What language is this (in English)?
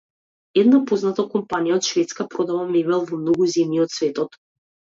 Macedonian